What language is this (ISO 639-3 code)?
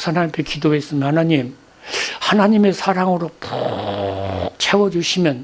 kor